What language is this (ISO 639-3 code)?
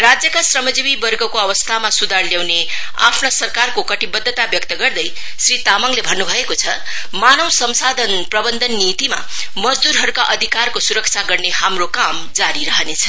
nep